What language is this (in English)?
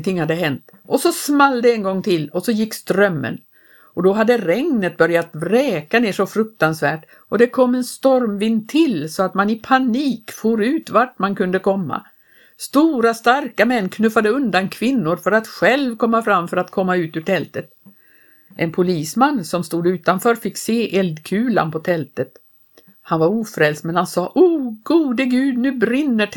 Swedish